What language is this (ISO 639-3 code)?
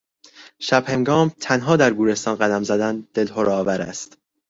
fas